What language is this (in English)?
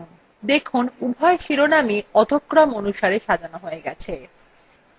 Bangla